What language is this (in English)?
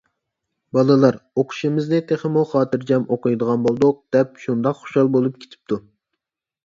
Uyghur